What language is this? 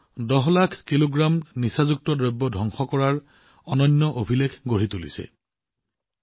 Assamese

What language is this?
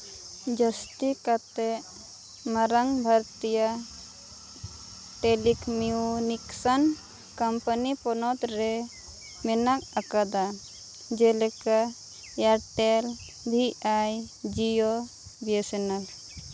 Santali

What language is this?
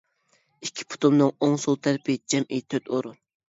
Uyghur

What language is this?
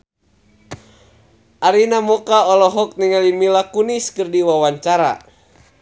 Sundanese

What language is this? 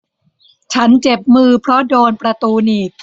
Thai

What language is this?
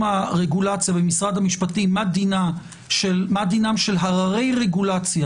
Hebrew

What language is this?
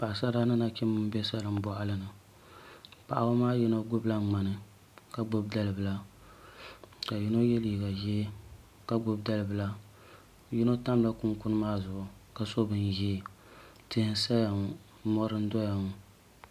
Dagbani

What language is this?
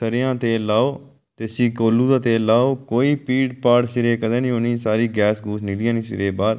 Dogri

